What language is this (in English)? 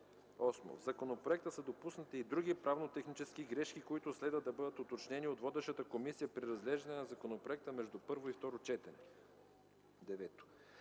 Bulgarian